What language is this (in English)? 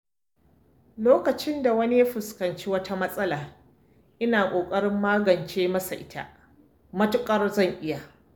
Hausa